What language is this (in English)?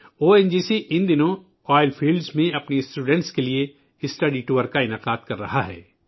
Urdu